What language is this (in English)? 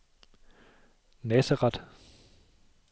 Danish